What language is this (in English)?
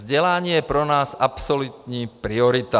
Czech